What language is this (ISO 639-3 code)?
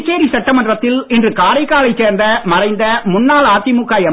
tam